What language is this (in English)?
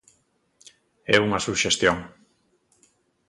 Galician